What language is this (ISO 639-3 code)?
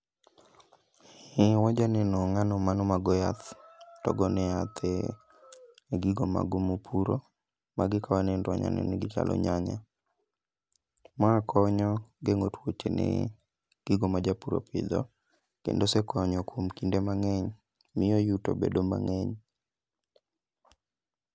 luo